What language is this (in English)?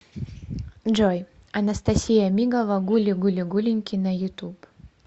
Russian